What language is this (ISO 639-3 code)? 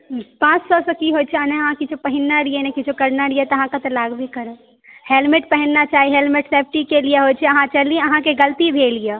mai